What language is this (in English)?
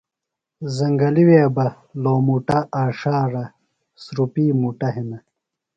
Phalura